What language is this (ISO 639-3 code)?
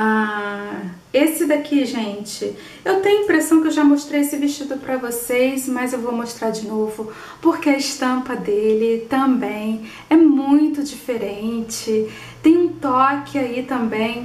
por